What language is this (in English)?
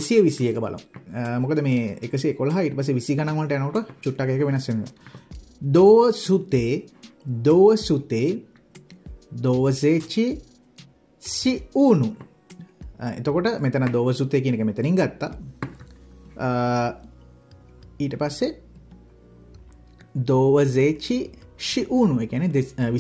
Romanian